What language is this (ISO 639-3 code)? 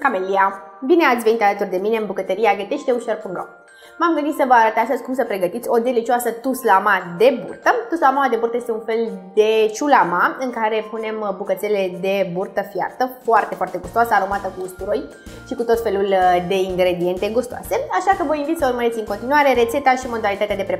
ron